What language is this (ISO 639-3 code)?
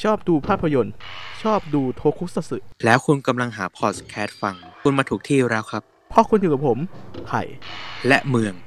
tha